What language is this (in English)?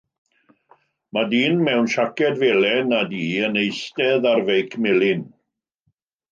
Welsh